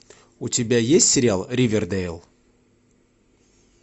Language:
Russian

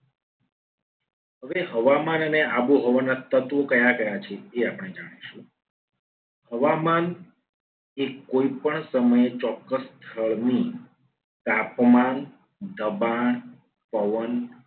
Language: Gujarati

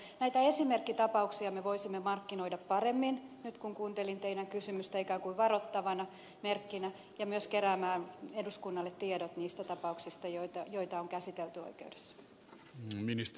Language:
Finnish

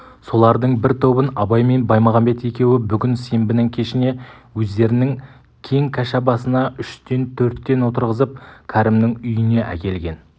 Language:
Kazakh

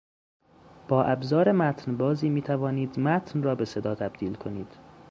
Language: Persian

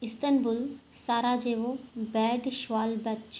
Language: Sindhi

